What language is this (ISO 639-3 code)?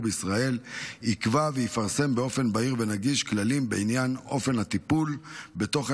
heb